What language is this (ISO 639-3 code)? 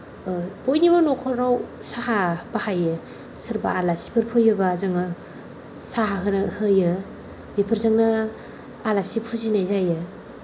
brx